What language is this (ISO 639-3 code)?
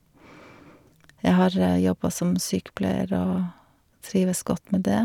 nor